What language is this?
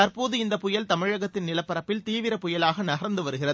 Tamil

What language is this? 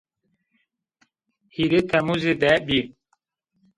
Zaza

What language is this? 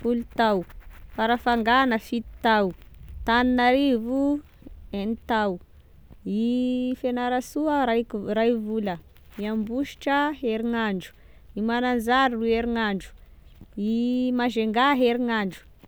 Tesaka Malagasy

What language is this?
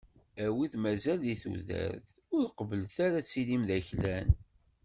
Kabyle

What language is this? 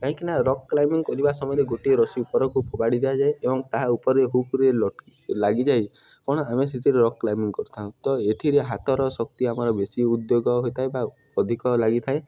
Odia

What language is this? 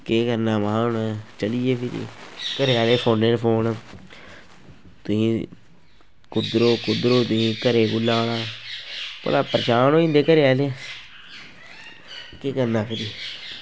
Dogri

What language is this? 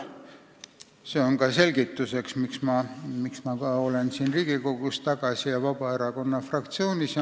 Estonian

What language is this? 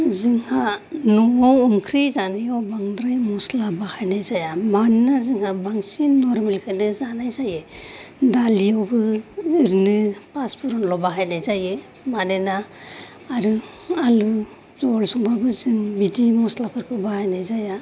Bodo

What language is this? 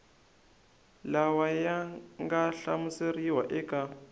Tsonga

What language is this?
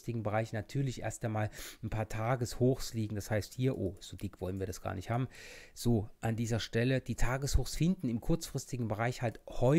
German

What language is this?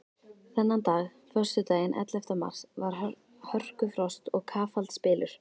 Icelandic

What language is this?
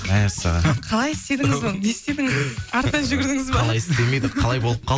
Kazakh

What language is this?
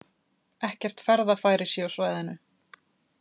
Icelandic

